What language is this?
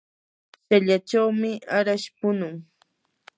Yanahuanca Pasco Quechua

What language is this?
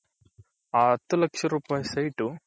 Kannada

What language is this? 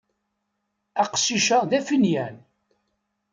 Kabyle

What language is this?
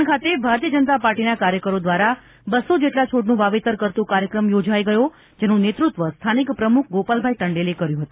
Gujarati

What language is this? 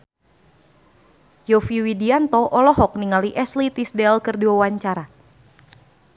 Sundanese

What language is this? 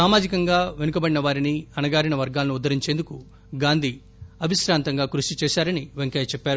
Telugu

